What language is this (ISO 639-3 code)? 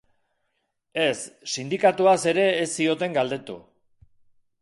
eus